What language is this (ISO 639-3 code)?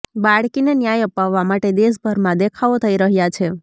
guj